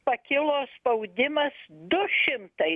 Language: Lithuanian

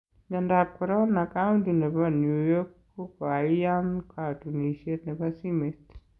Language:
Kalenjin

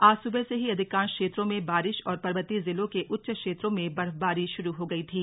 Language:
Hindi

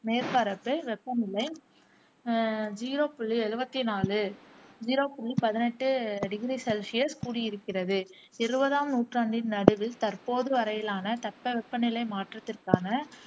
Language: Tamil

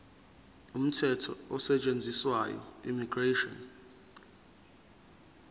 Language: Zulu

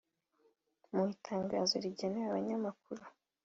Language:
Kinyarwanda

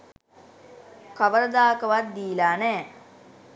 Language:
Sinhala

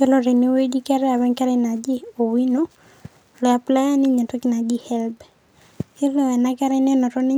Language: Masai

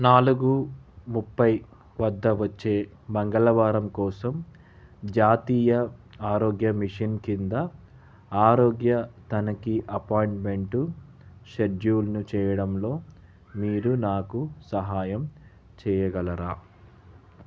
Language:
Telugu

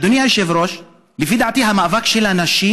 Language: Hebrew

